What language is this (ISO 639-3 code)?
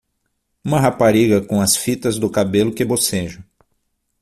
por